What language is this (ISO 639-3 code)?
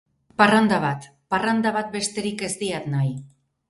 eus